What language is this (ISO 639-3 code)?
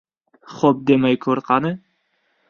uzb